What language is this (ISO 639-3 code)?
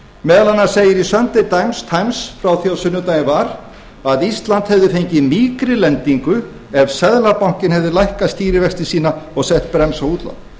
isl